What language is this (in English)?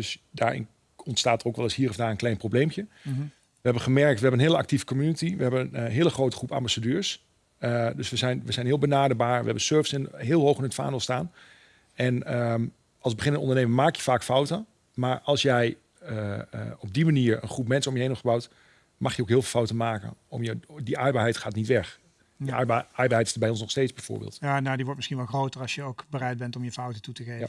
Dutch